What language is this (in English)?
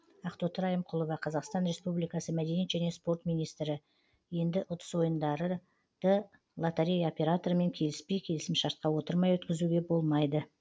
Kazakh